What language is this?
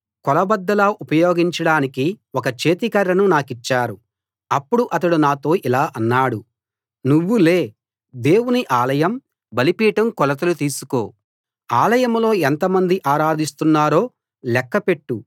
Telugu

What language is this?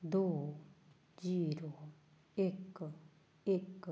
Punjabi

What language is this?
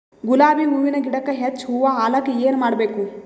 Kannada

